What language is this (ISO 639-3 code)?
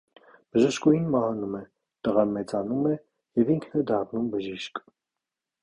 hye